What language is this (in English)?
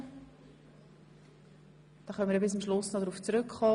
Swiss German